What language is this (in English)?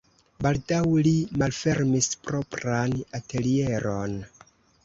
Esperanto